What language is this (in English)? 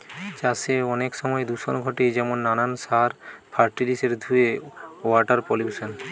Bangla